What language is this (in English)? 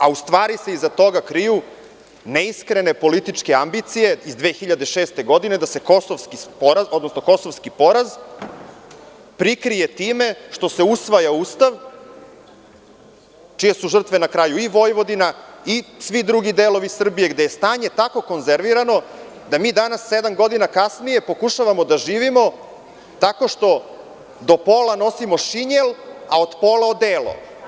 Serbian